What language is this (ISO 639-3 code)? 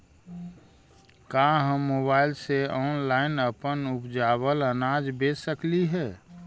mag